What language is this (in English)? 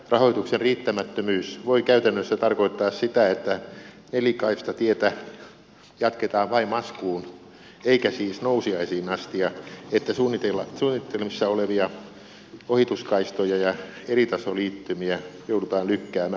Finnish